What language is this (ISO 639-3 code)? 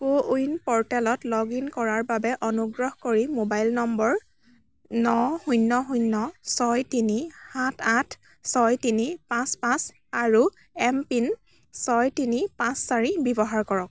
asm